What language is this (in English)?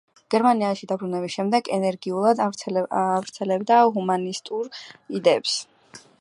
Georgian